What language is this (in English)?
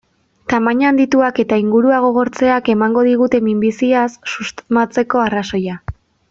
Basque